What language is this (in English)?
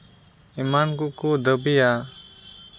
Santali